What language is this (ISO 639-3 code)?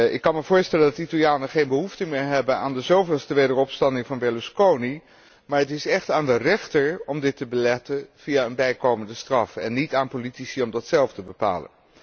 nld